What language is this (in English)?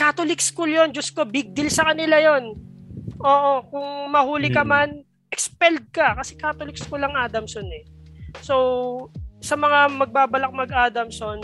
Filipino